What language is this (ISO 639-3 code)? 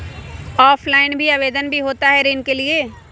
mag